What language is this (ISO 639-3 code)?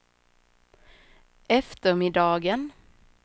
swe